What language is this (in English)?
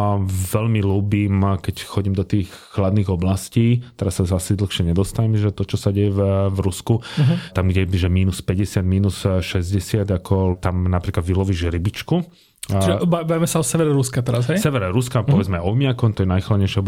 Slovak